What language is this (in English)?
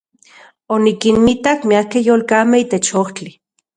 Central Puebla Nahuatl